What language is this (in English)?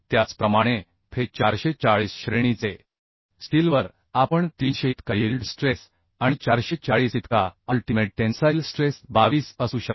Marathi